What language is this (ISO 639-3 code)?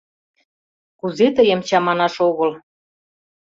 chm